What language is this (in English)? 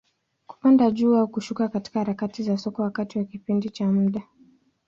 Swahili